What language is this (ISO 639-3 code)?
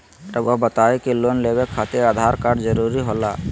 mag